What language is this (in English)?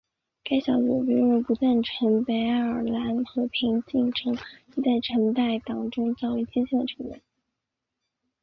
Chinese